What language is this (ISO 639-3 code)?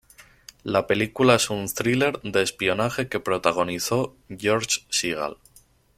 spa